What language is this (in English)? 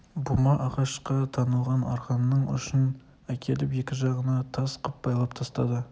Kazakh